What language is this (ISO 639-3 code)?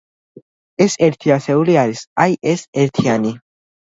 kat